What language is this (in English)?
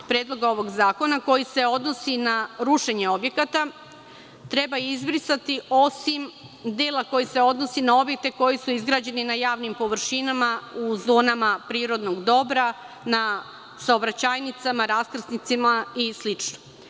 Serbian